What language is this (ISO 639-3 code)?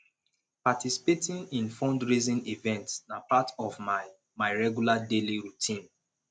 pcm